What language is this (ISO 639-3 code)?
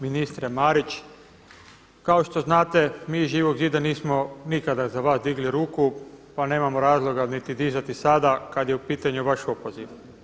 hrv